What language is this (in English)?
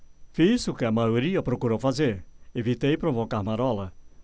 Portuguese